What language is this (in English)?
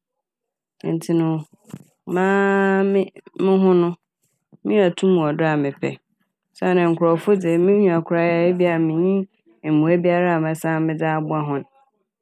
Akan